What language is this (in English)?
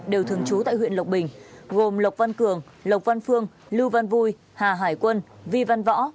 Vietnamese